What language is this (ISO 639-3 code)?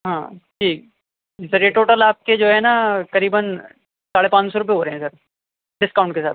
urd